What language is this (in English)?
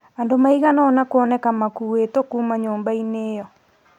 Kikuyu